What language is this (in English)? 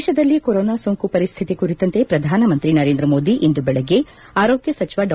Kannada